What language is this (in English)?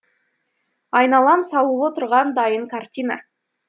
Kazakh